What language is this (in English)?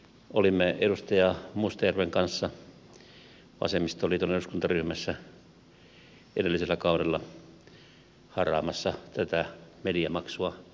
Finnish